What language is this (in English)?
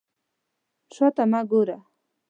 Pashto